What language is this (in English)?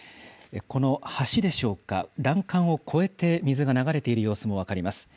Japanese